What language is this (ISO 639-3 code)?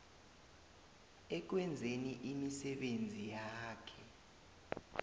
nbl